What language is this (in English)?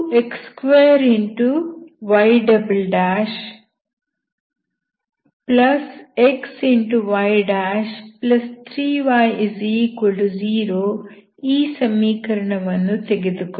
Kannada